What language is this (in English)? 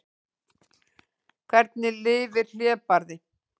Icelandic